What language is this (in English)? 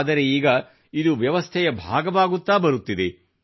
Kannada